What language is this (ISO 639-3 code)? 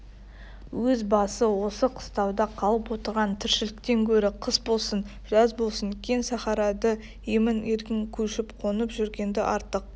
kaz